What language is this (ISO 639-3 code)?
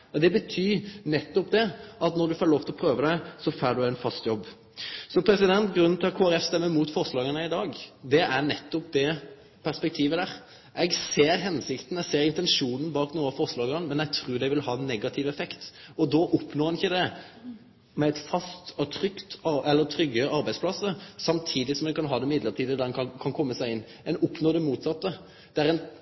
nno